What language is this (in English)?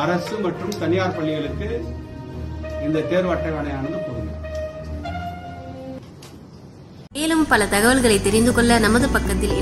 Romanian